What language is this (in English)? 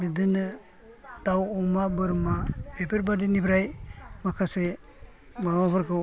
Bodo